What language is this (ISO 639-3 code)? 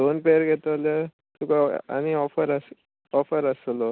kok